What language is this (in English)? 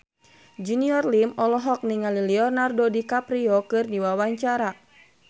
Sundanese